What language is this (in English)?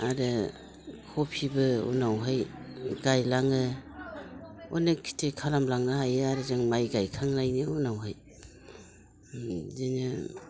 Bodo